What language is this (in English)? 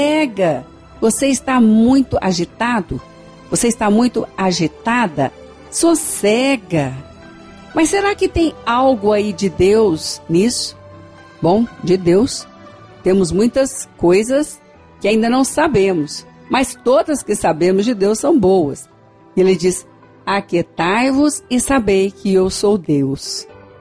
Portuguese